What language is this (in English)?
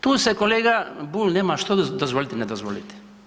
Croatian